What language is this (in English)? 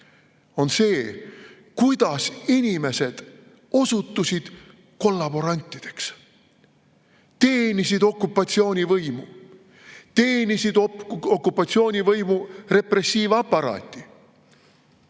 Estonian